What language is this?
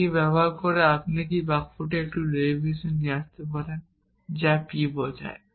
Bangla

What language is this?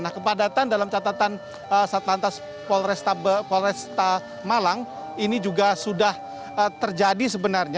Indonesian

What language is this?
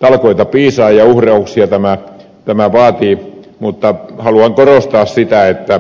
Finnish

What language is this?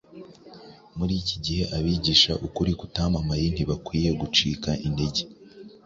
Kinyarwanda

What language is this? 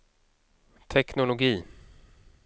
Swedish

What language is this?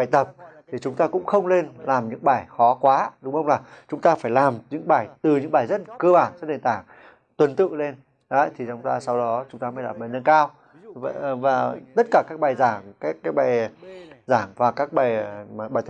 Vietnamese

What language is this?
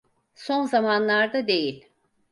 Turkish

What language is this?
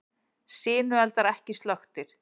Icelandic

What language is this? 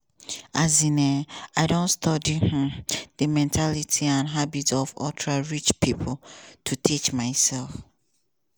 Nigerian Pidgin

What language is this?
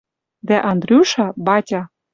Western Mari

